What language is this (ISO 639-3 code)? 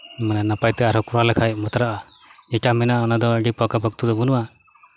sat